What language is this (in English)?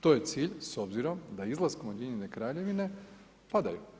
Croatian